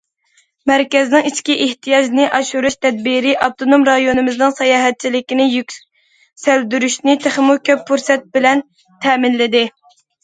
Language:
Uyghur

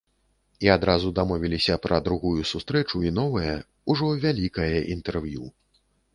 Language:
Belarusian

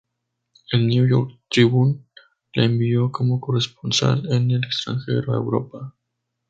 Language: Spanish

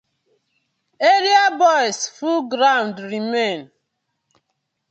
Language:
Nigerian Pidgin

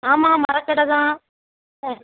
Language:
Tamil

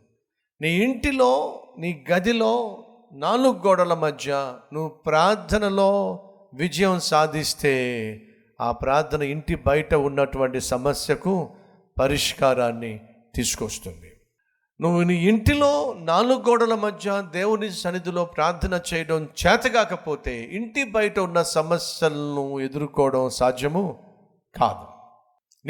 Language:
Telugu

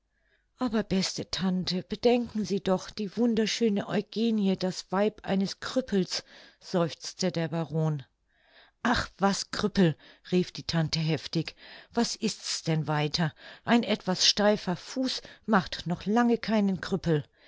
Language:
German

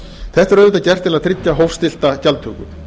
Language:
Icelandic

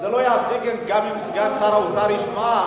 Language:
Hebrew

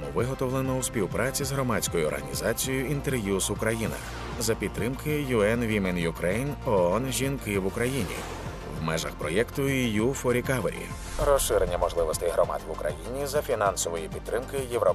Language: Ukrainian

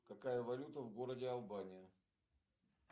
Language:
Russian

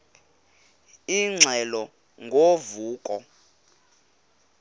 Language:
Xhosa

